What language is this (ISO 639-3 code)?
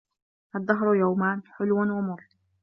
ara